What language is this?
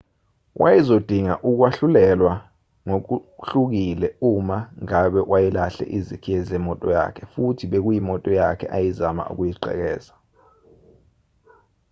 Zulu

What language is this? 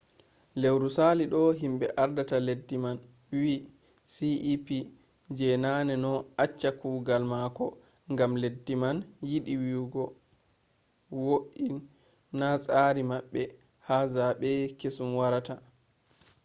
Fula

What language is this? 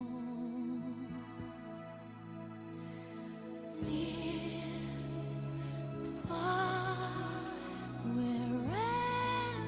Bangla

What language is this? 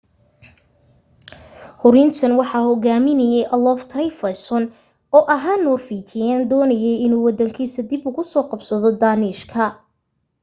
Somali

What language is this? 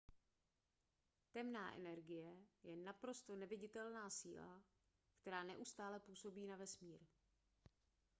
Czech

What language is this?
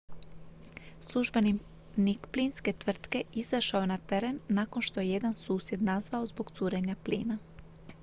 Croatian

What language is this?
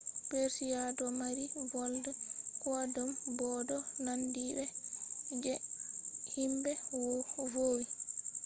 Fula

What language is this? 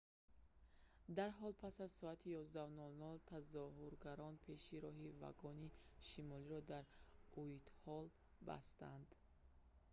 Tajik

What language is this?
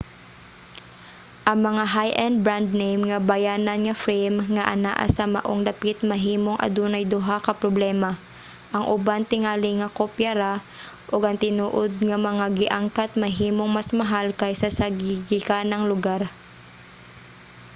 Cebuano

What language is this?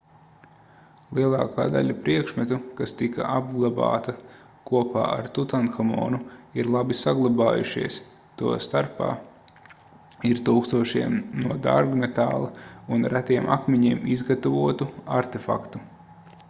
Latvian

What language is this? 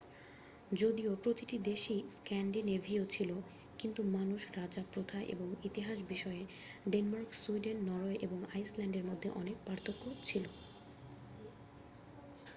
Bangla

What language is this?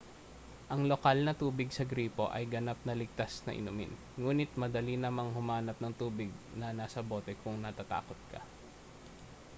Filipino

